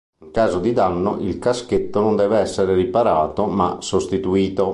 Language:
Italian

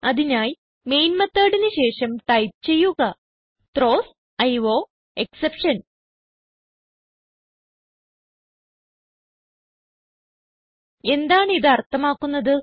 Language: Malayalam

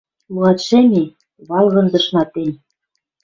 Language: Western Mari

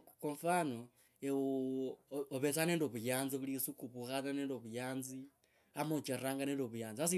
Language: Kabras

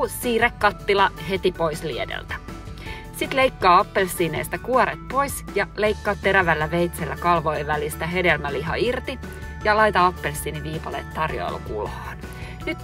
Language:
Finnish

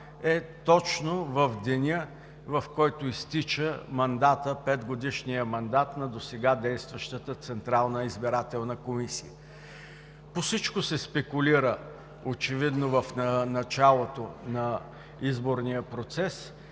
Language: Bulgarian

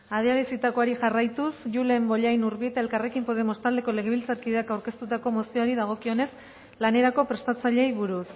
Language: Basque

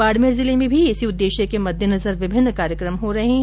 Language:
Hindi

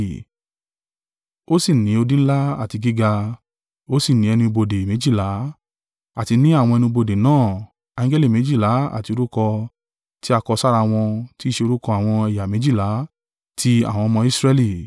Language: Yoruba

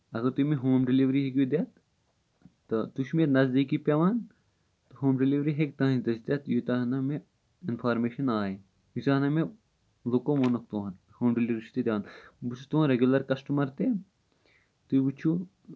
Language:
Kashmiri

